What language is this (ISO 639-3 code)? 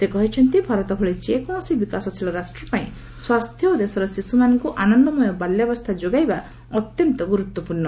ori